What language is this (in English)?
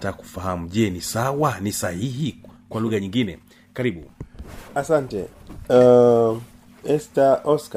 Swahili